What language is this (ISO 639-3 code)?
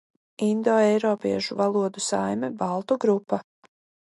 lav